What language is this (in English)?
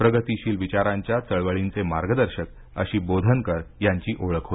Marathi